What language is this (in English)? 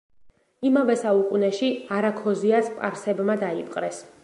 Georgian